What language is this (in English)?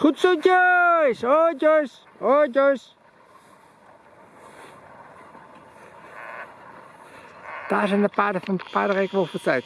Dutch